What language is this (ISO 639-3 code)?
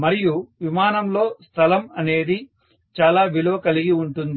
tel